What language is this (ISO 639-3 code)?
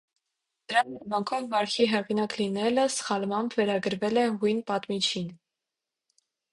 hye